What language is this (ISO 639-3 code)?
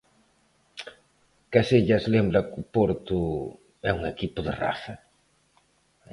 glg